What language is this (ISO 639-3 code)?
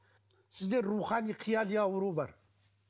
kaz